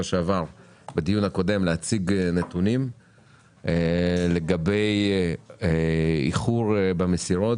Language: Hebrew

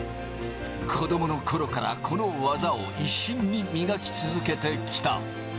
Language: Japanese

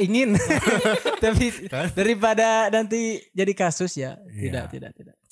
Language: Indonesian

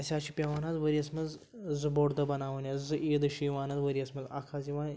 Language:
Kashmiri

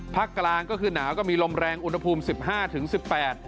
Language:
Thai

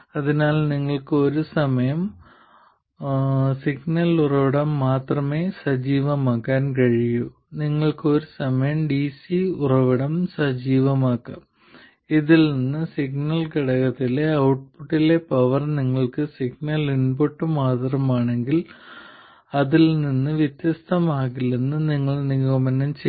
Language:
Malayalam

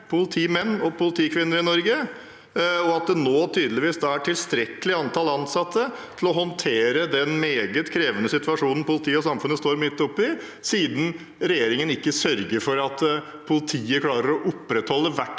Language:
Norwegian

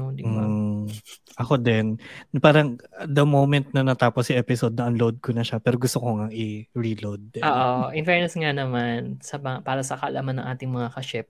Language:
Filipino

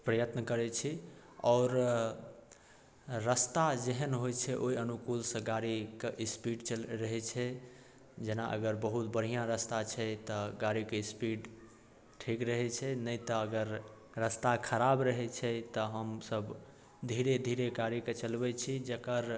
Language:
Maithili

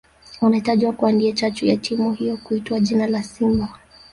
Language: Swahili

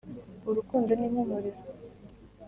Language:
Kinyarwanda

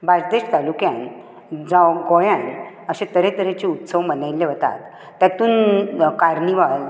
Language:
Konkani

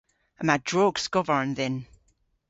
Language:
Cornish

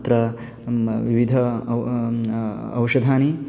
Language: Sanskrit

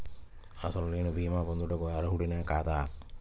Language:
Telugu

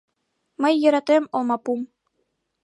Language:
Mari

